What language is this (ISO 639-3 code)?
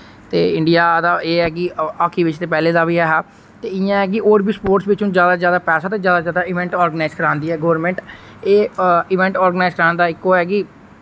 doi